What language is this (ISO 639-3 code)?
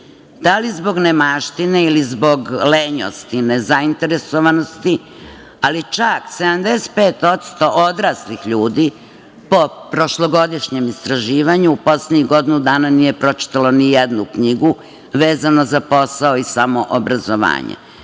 srp